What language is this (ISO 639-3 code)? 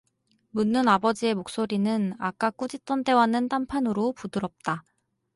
kor